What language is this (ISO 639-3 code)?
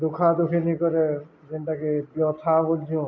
ori